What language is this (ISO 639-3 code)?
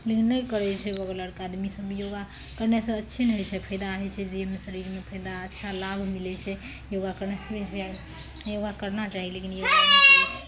mai